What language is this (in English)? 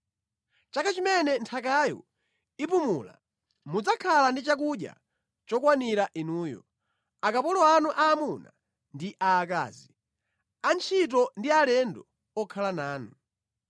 Nyanja